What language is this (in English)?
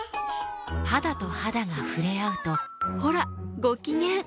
Japanese